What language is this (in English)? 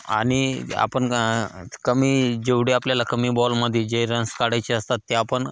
Marathi